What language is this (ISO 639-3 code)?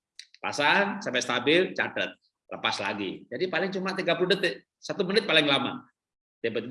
ind